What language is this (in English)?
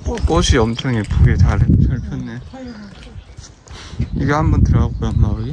Korean